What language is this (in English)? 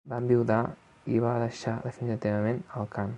Catalan